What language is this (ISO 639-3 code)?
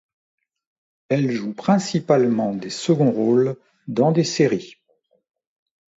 fra